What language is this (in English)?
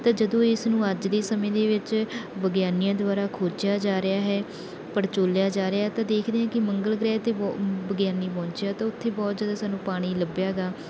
Punjabi